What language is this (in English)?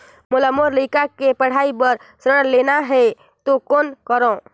Chhattisgarhi